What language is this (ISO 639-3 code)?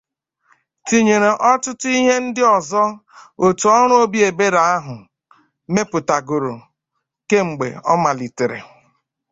ibo